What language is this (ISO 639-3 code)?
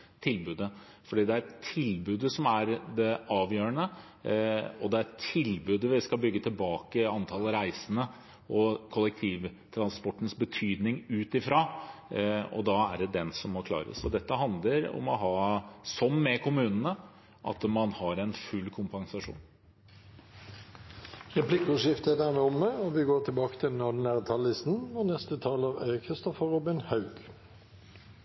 nob